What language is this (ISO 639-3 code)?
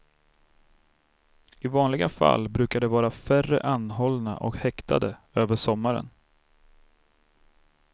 swe